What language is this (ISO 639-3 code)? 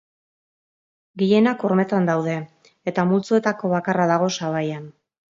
eus